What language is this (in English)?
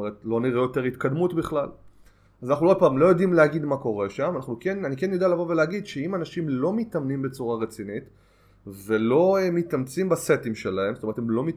Hebrew